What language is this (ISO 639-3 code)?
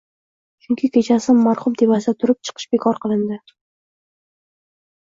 uzb